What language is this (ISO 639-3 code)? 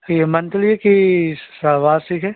hin